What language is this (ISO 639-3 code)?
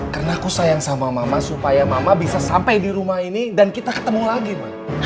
ind